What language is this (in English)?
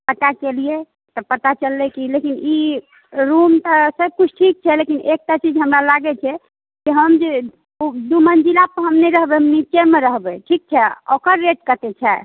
Maithili